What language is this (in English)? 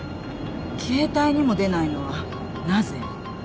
Japanese